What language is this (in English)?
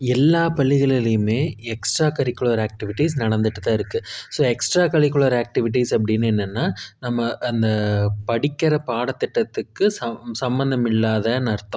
Tamil